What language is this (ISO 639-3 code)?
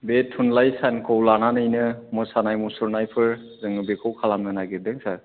brx